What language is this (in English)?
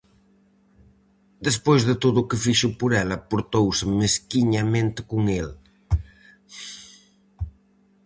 Galician